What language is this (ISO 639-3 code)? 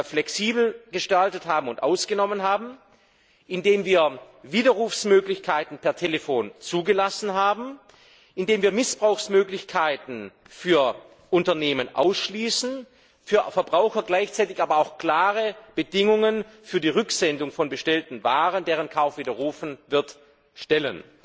deu